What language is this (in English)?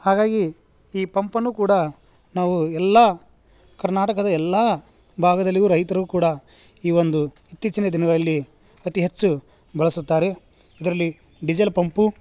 Kannada